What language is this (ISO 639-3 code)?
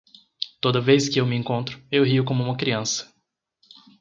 por